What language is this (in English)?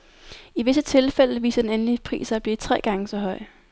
Danish